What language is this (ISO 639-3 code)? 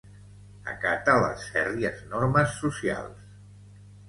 cat